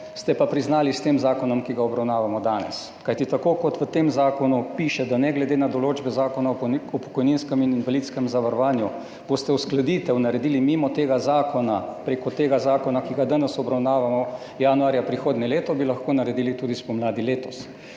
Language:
Slovenian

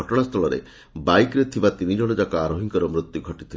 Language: Odia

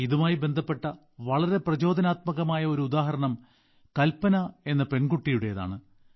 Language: Malayalam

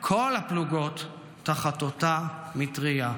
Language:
Hebrew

